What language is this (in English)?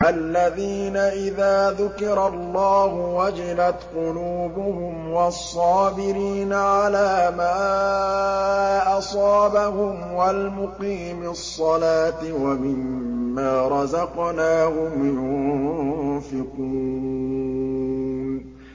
Arabic